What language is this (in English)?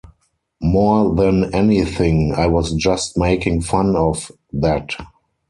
English